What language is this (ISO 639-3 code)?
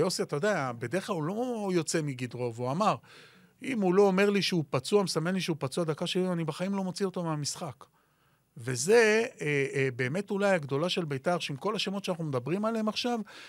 heb